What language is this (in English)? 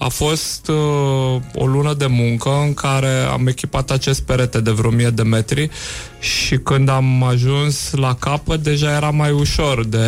Romanian